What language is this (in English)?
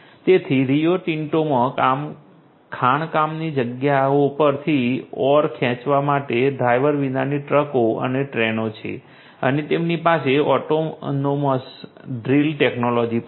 Gujarati